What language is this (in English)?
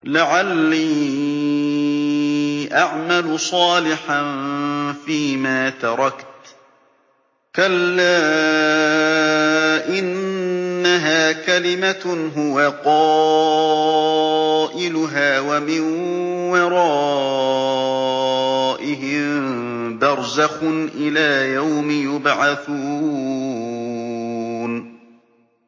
Arabic